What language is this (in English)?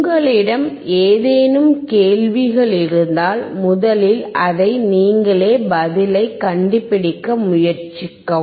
Tamil